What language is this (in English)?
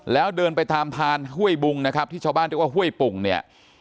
Thai